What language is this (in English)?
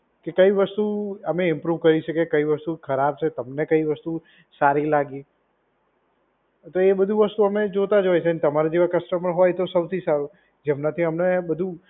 Gujarati